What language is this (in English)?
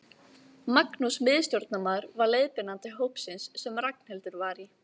Icelandic